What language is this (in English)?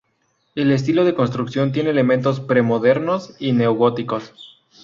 Spanish